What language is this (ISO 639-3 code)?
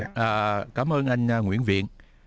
vie